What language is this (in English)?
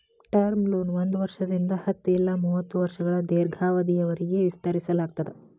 Kannada